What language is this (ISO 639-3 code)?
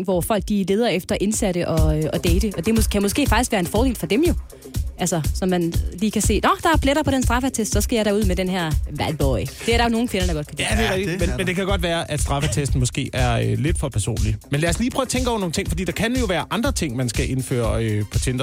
dan